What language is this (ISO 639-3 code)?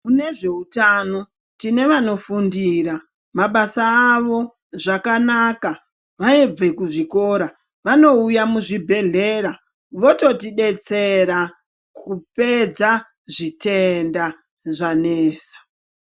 ndc